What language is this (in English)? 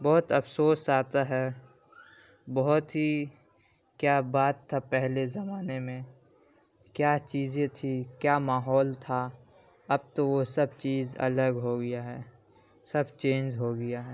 Urdu